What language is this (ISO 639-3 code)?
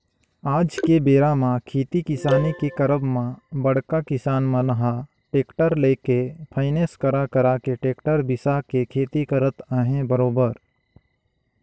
hne